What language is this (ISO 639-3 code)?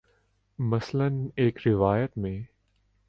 urd